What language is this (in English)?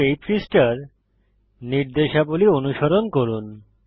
Bangla